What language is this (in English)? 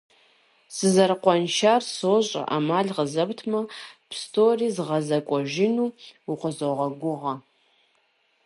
Kabardian